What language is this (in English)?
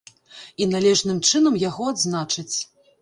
Belarusian